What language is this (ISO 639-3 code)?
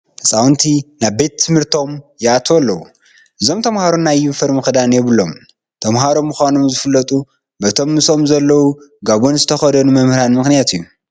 tir